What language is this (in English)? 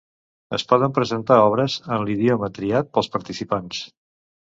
Catalan